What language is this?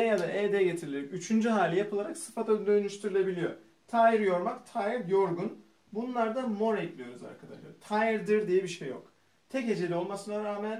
Turkish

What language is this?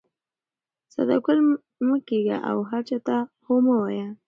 Pashto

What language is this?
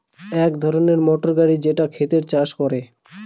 Bangla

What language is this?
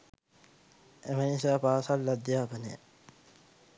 Sinhala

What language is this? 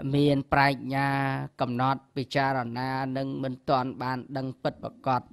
Thai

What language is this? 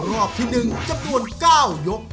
Thai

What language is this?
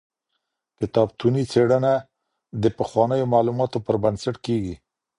Pashto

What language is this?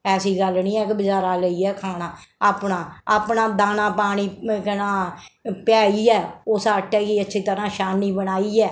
Dogri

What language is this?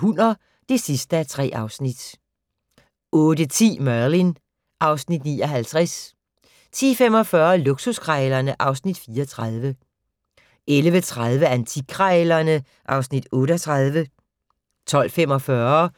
Danish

